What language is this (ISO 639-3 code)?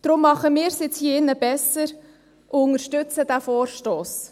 gsw